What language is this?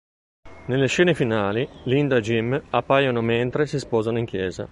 Italian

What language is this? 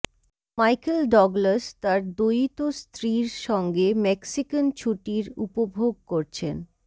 Bangla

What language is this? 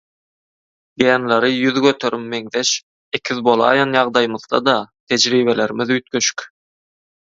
Turkmen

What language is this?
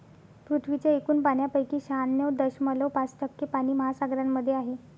Marathi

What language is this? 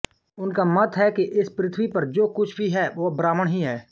Hindi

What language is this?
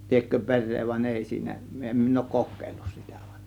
Finnish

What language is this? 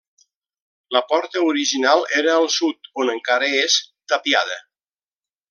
Catalan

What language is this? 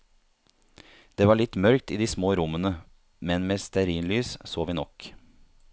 Norwegian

